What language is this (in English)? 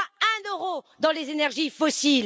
French